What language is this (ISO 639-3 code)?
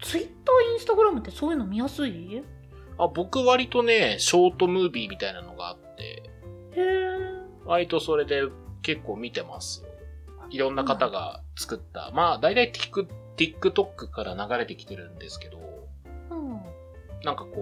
jpn